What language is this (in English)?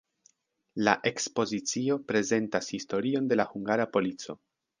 Esperanto